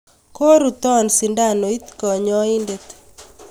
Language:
Kalenjin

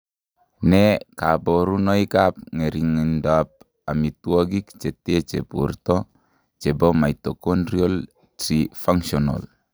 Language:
Kalenjin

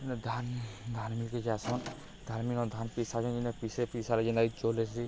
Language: Odia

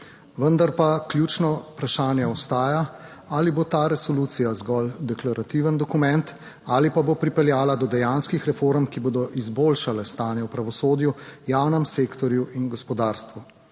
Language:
Slovenian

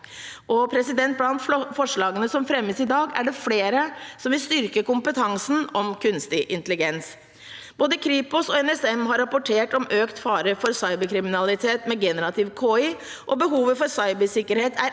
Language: Norwegian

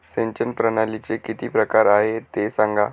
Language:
Marathi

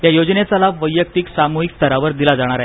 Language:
Marathi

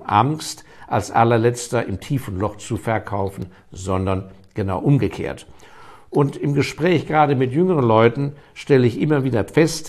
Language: German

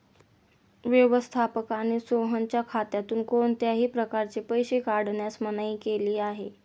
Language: Marathi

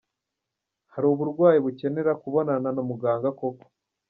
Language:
Kinyarwanda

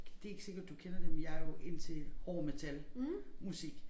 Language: Danish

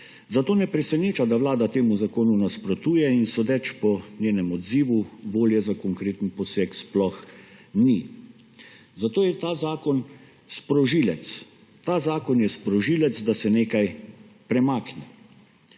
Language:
Slovenian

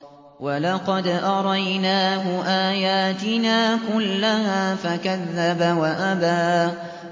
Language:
Arabic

